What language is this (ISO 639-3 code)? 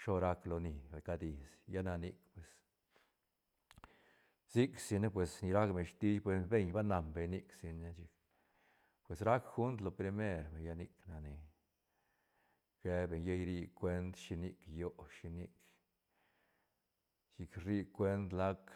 ztn